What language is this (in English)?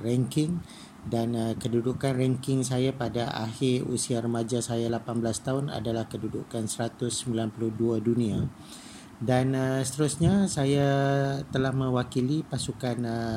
Malay